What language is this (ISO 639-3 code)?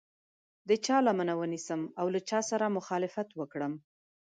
pus